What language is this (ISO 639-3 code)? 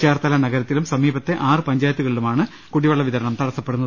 mal